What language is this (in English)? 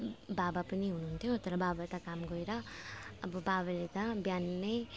Nepali